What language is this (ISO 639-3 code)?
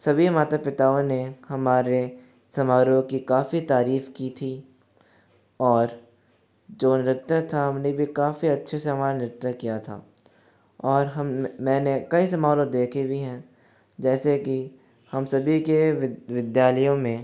hin